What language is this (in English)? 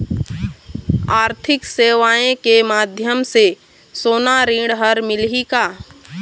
Chhattisgarhi